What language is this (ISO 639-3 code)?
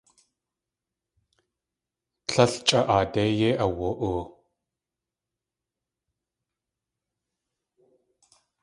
tli